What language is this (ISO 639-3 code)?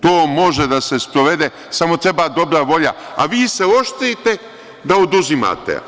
srp